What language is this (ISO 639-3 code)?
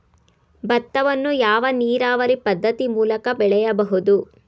kan